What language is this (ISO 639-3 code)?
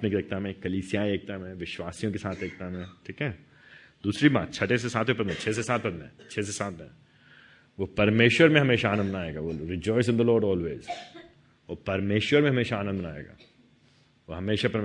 hin